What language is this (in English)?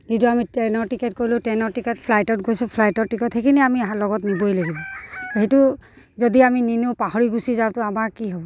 Assamese